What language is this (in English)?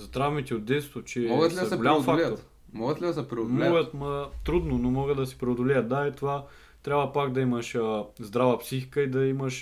Bulgarian